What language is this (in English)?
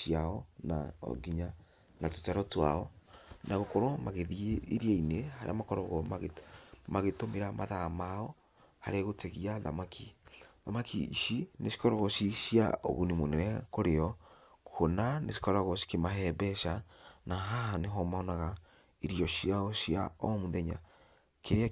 Kikuyu